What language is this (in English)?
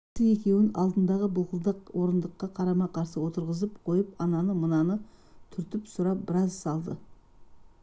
Kazakh